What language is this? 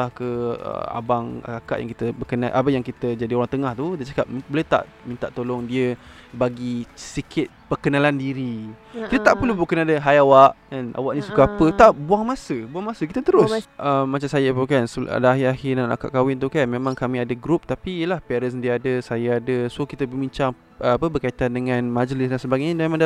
Malay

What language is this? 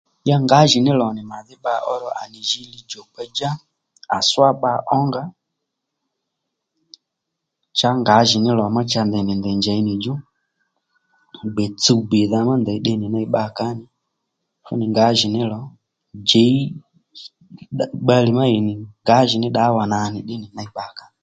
Lendu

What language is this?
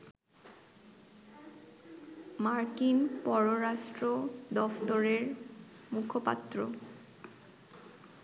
Bangla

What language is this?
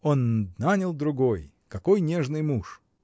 Russian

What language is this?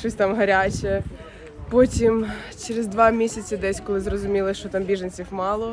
Ukrainian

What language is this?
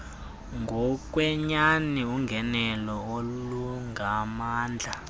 Xhosa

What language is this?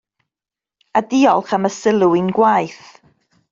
Welsh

